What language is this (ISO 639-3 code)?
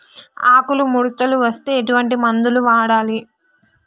tel